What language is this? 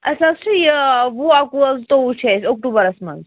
Kashmiri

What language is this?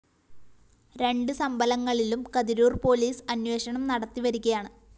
Malayalam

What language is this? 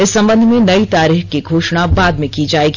Hindi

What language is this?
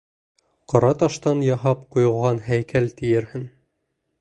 Bashkir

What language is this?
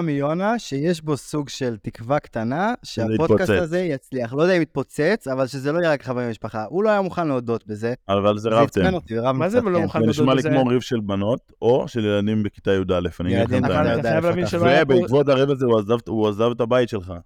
Hebrew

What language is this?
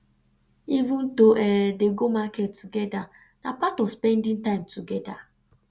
Nigerian Pidgin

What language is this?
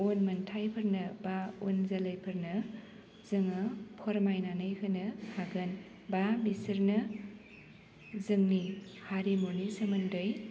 Bodo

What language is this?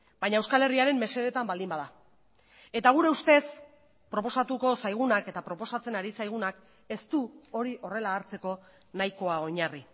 Basque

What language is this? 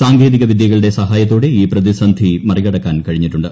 Malayalam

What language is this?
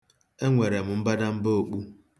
Igbo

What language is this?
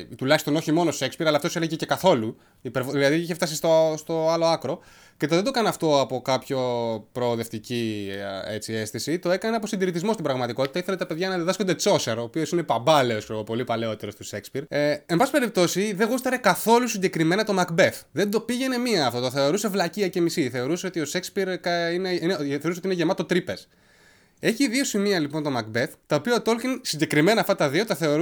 Greek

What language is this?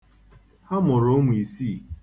Igbo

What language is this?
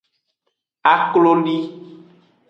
Aja (Benin)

